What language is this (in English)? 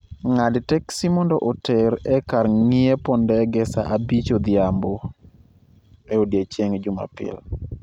Luo (Kenya and Tanzania)